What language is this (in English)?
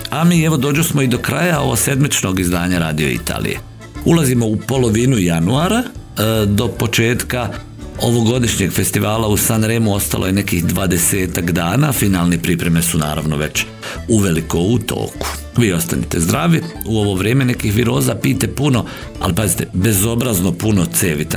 Croatian